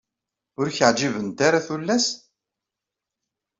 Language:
Kabyle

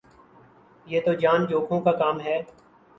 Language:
Urdu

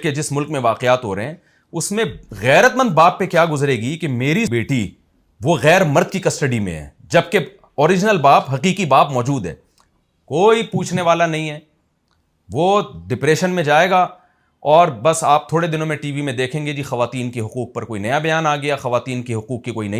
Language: Urdu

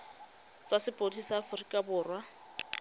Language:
Tswana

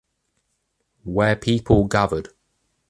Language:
English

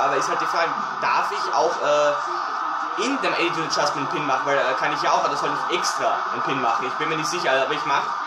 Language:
German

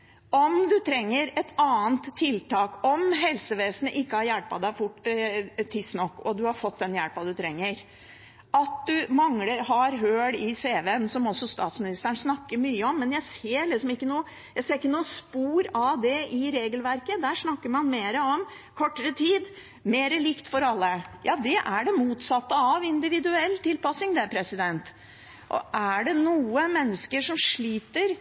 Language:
Norwegian Bokmål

